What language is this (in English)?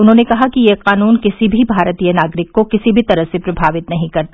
Hindi